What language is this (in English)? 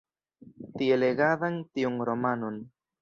Esperanto